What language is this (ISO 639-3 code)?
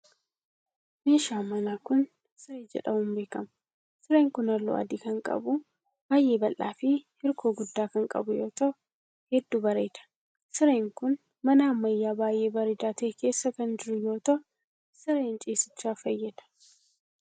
orm